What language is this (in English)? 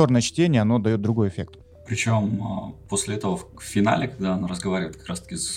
Russian